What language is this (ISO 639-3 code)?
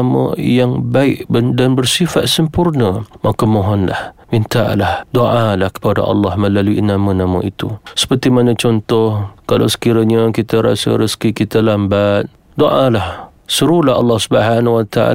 msa